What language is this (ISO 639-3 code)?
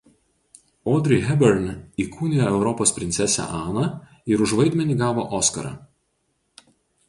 lit